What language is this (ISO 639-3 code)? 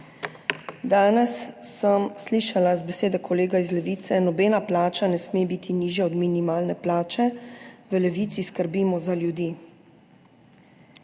slv